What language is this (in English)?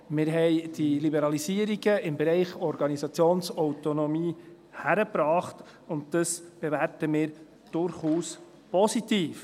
Swiss German